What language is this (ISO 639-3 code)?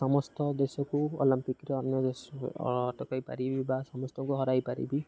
ori